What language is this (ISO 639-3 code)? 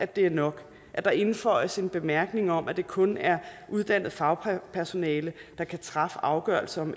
dan